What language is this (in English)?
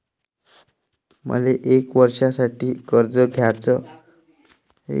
Marathi